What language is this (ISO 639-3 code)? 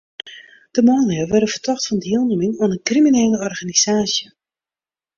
fry